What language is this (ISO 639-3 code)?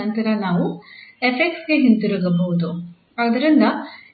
kan